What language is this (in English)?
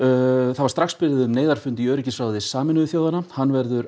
Icelandic